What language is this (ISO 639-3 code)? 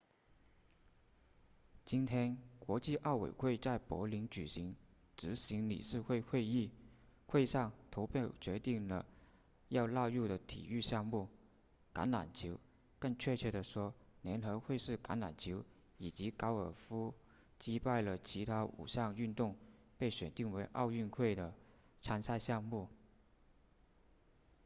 zho